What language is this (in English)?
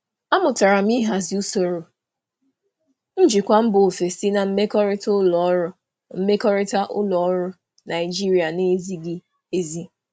Igbo